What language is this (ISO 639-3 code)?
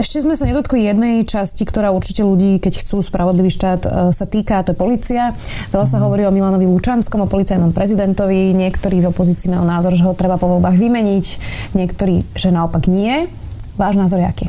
slk